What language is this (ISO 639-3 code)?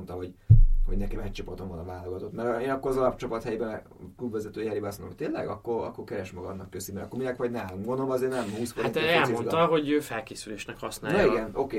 hun